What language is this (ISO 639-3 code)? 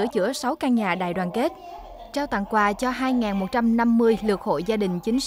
vie